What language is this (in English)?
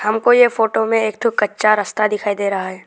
Hindi